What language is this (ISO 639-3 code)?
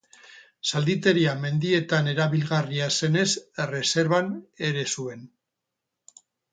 eus